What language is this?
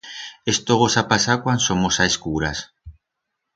Aragonese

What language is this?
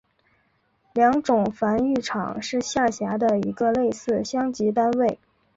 Chinese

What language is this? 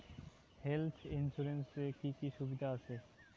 Bangla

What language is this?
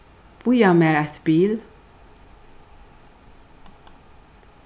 Faroese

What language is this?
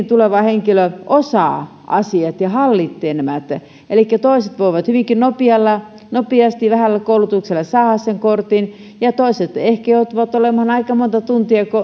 Finnish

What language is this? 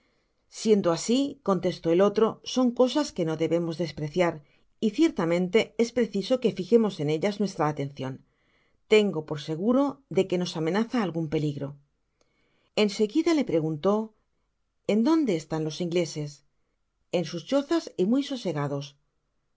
Spanish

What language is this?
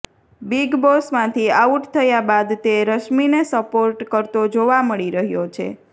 Gujarati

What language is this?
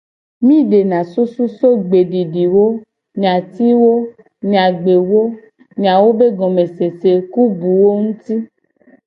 Gen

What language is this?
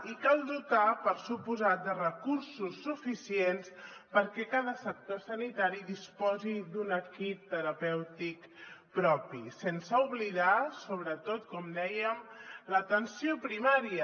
Catalan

